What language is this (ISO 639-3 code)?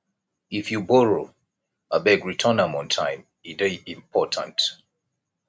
pcm